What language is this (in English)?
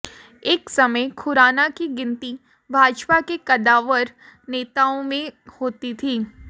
Hindi